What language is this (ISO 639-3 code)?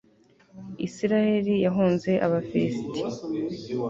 kin